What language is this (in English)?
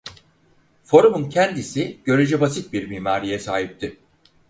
Turkish